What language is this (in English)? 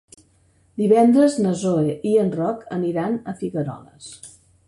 Catalan